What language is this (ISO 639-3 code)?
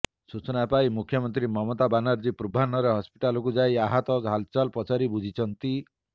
ori